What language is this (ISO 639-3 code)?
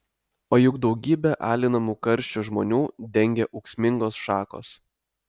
lit